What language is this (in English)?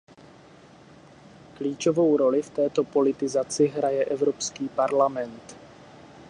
Czech